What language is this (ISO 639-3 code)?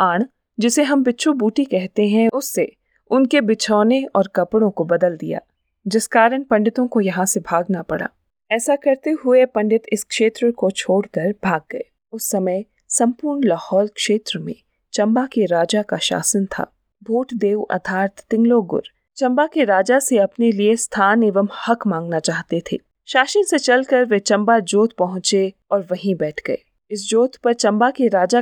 hin